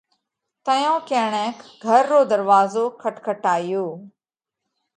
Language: Parkari Koli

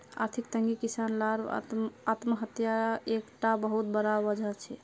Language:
Magahi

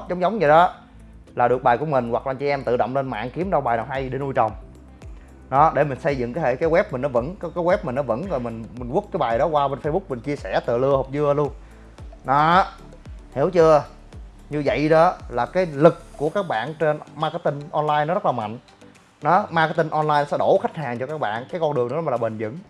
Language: Vietnamese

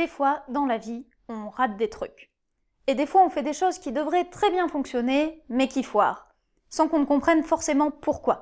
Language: French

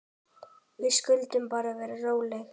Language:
Icelandic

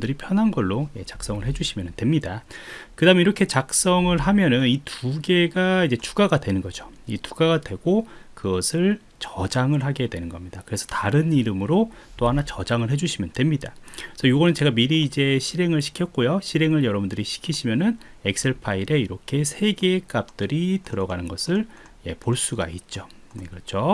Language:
Korean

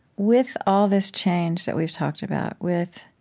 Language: English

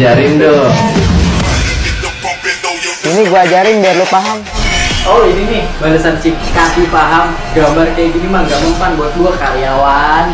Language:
Indonesian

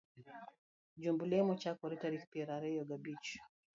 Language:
Luo (Kenya and Tanzania)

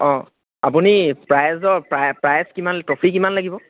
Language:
Assamese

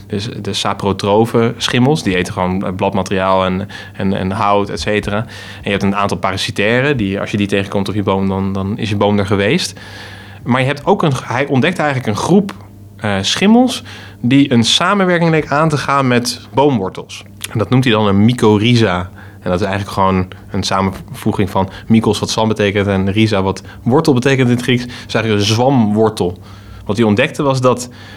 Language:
Dutch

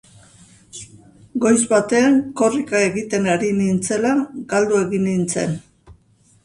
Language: Basque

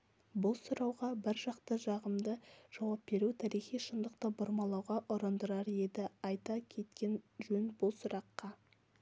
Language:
Kazakh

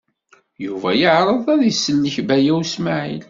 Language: Kabyle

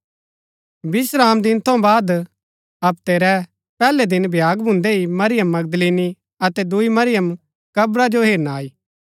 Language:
Gaddi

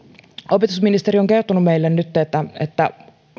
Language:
Finnish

